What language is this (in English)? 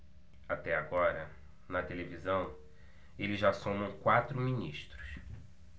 Portuguese